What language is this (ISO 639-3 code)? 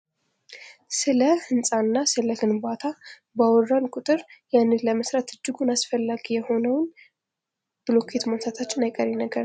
amh